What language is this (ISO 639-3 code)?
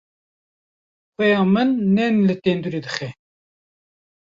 kur